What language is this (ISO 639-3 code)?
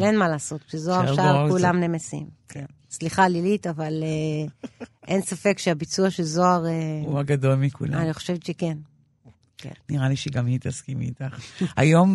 heb